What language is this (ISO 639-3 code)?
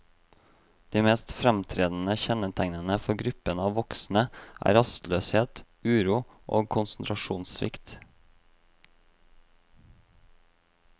nor